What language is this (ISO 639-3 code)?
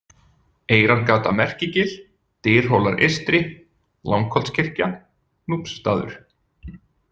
isl